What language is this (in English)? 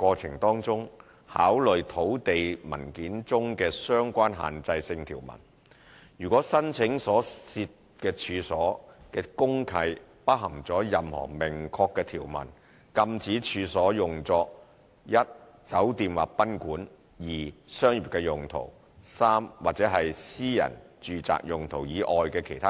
Cantonese